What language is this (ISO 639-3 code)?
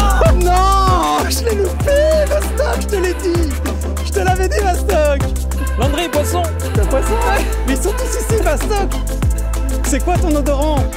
fra